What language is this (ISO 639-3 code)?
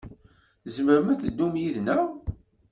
kab